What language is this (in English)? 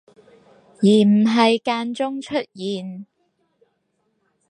Cantonese